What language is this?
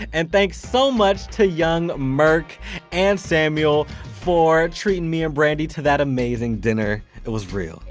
English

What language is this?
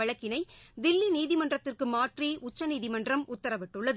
Tamil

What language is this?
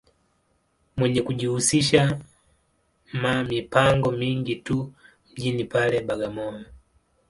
Swahili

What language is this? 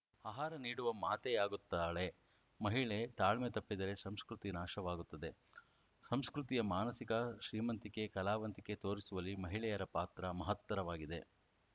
Kannada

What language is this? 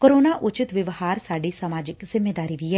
Punjabi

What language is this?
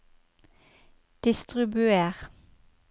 Norwegian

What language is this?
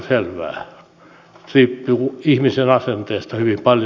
Finnish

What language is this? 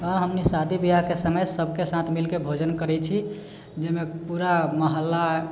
Maithili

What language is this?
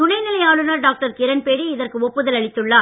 Tamil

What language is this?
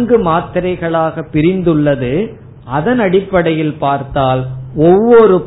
Tamil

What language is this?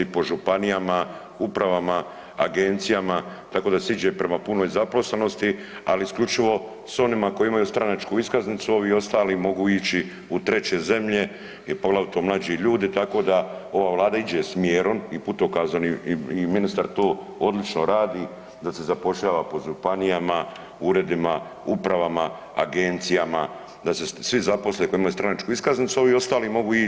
Croatian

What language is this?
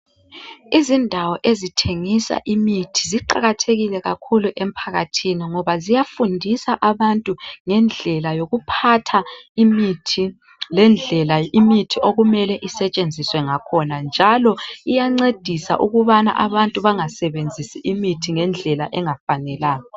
North Ndebele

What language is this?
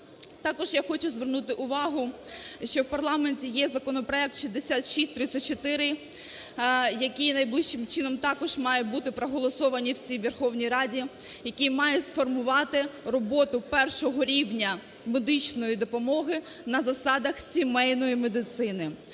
Ukrainian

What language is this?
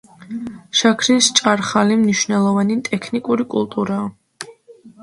Georgian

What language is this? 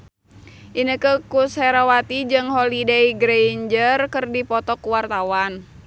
Sundanese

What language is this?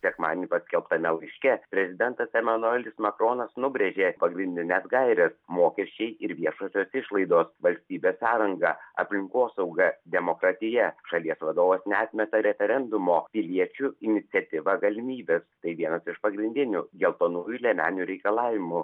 Lithuanian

